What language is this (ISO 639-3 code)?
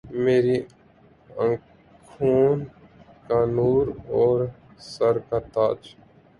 urd